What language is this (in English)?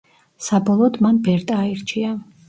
Georgian